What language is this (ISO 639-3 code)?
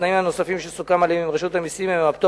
heb